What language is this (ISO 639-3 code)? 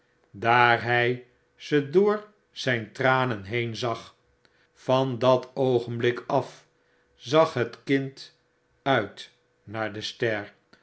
nld